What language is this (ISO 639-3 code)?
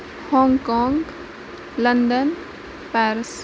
kas